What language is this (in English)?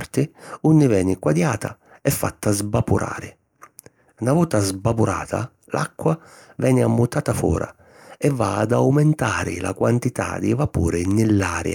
Sicilian